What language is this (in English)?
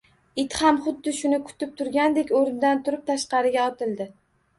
Uzbek